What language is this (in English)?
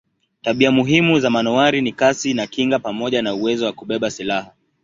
Swahili